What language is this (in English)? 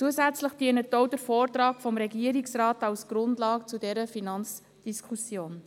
Swiss German